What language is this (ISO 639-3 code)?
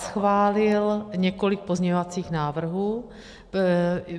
ces